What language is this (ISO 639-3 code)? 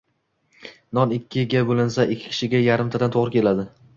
uzb